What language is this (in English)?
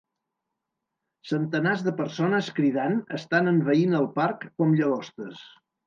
Catalan